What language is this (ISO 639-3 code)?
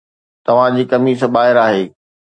snd